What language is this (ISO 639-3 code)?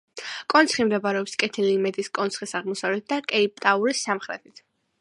kat